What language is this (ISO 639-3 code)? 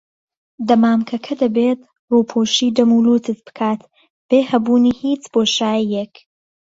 ckb